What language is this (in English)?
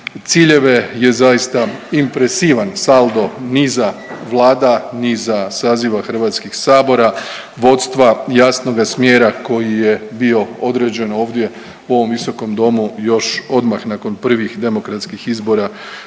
Croatian